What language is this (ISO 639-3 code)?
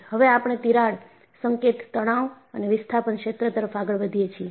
guj